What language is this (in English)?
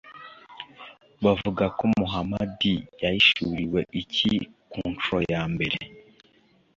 Kinyarwanda